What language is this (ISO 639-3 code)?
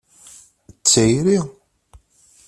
kab